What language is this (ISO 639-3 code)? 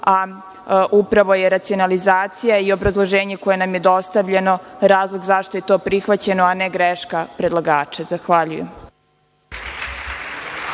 srp